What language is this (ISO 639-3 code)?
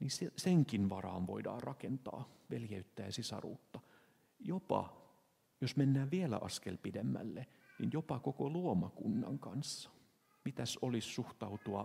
fin